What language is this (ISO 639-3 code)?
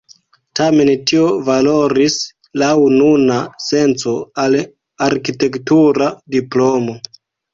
epo